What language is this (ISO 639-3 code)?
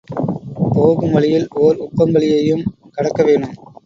tam